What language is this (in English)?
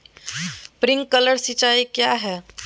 Magahi